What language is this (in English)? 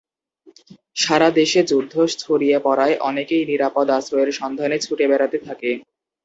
Bangla